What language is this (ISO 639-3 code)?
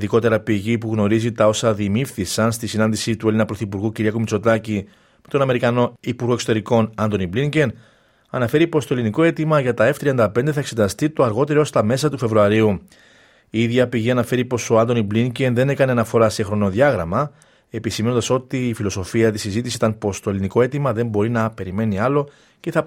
ell